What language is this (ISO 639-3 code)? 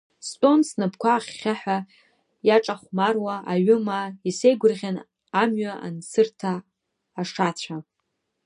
abk